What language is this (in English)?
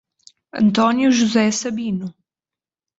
Portuguese